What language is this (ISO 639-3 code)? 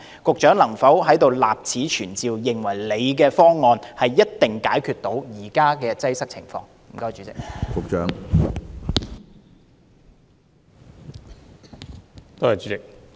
yue